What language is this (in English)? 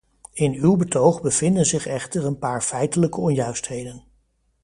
Dutch